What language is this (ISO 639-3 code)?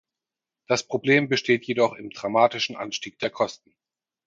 deu